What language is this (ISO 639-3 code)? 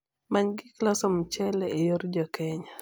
luo